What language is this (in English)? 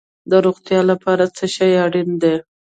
Pashto